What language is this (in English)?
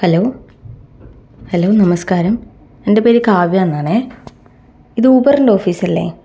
Malayalam